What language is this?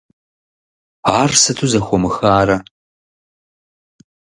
Kabardian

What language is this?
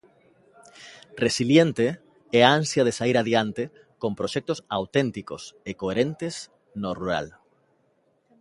Galician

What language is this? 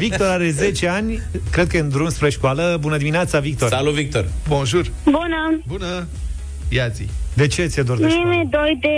Romanian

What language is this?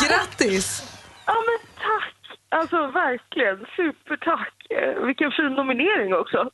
Swedish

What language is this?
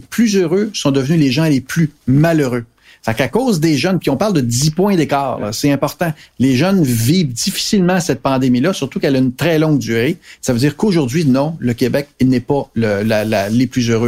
French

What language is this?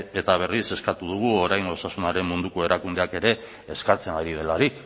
Basque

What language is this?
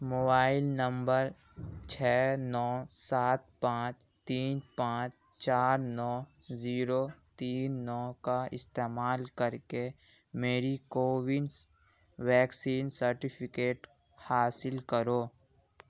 Urdu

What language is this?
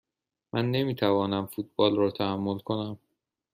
Persian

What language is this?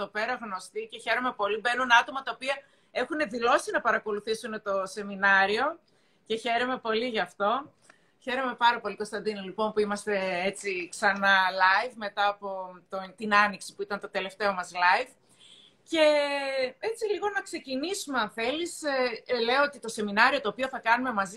Greek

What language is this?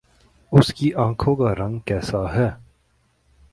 Urdu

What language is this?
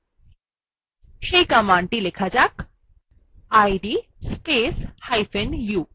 Bangla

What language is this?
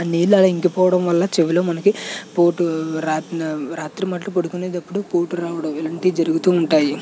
Telugu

